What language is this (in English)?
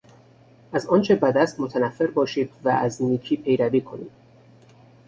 Persian